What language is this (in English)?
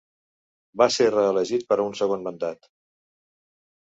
Catalan